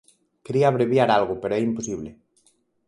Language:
Galician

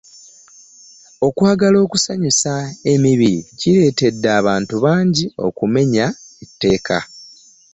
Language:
Ganda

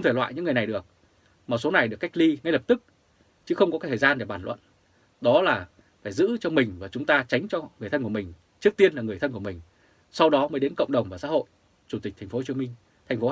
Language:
Vietnamese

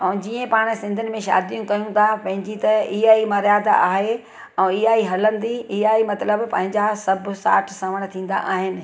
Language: Sindhi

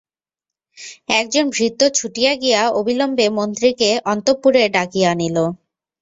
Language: Bangla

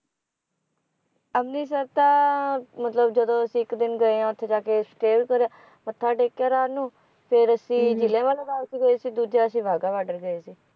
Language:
Punjabi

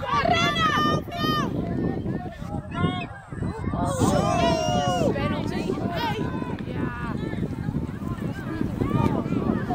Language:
Dutch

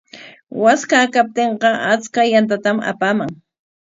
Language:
Corongo Ancash Quechua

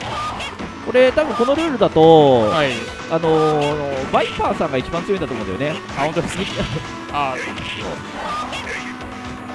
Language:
Japanese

